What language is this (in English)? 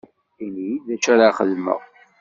Kabyle